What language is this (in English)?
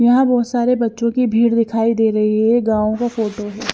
Hindi